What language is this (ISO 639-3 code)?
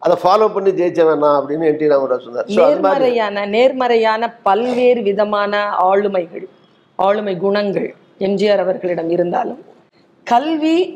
tam